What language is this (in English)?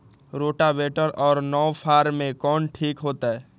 Magahi